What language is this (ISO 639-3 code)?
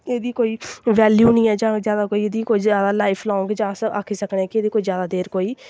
doi